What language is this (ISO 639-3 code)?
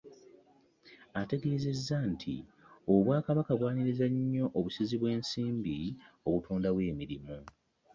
lug